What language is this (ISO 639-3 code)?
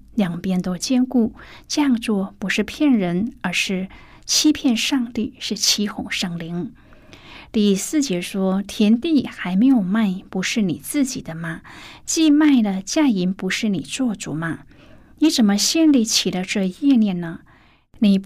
zho